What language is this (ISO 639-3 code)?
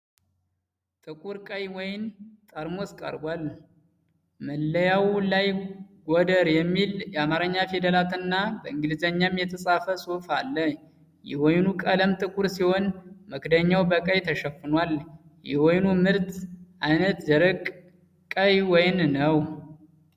amh